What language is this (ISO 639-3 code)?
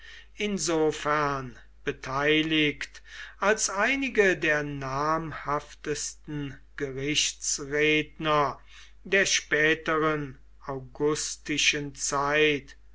deu